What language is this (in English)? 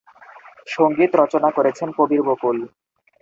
Bangla